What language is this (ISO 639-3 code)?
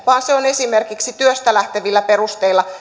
fin